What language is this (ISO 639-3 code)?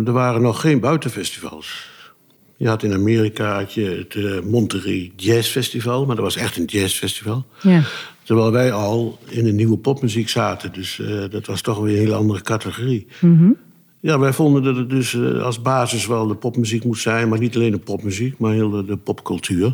nld